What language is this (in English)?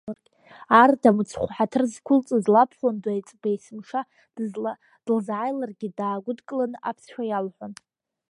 Abkhazian